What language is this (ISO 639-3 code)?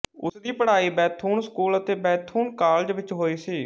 pan